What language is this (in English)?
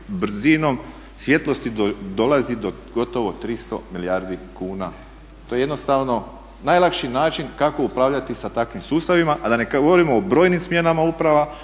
Croatian